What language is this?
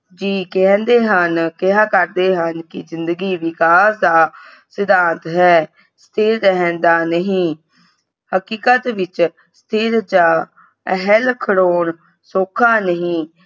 Punjabi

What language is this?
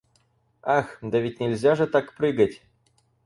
Russian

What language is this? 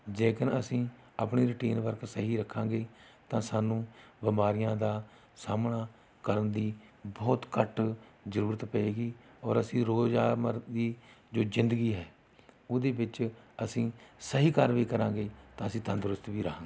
Punjabi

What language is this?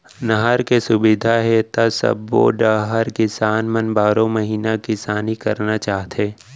Chhattisgarhi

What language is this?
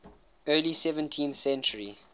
English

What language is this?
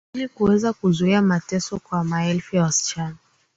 Swahili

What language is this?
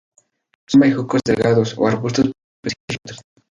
Spanish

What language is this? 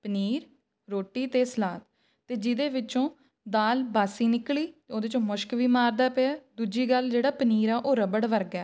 Punjabi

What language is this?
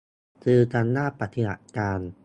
Thai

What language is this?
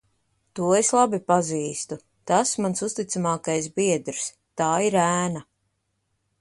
Latvian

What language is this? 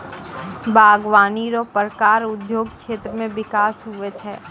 Maithili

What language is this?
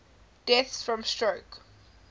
English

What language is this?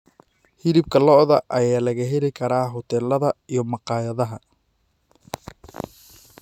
Somali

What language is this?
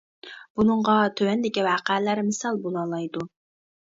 Uyghur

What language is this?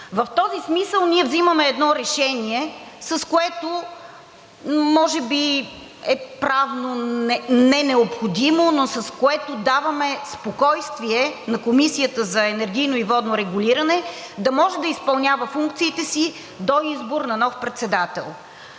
Bulgarian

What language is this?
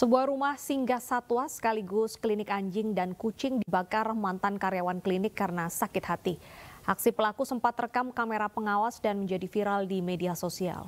Indonesian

